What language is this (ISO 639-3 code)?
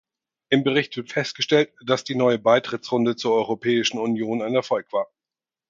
deu